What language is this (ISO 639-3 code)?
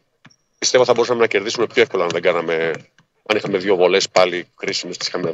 ell